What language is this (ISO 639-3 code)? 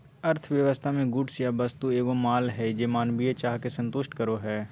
mag